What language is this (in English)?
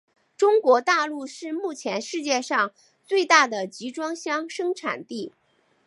Chinese